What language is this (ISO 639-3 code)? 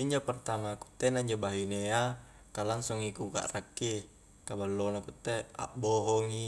kjk